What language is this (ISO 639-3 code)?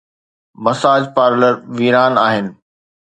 snd